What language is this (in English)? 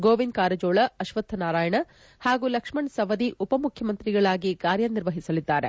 Kannada